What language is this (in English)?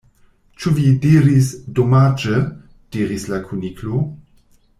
Esperanto